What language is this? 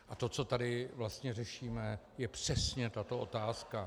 Czech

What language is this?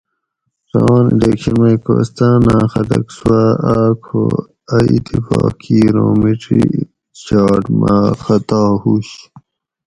Gawri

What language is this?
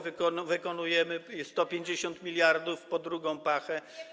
Polish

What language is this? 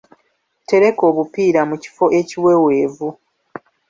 Ganda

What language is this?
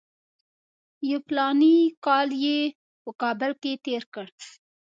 Pashto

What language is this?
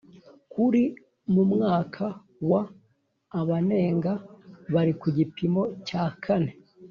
Kinyarwanda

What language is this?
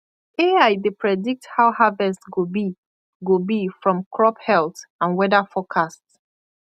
Nigerian Pidgin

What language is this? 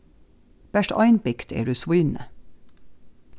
Faroese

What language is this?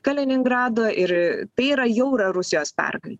Lithuanian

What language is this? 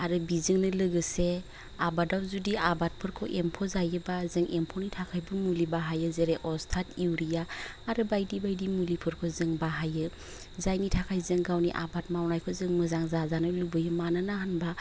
Bodo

